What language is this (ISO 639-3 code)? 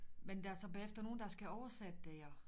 dan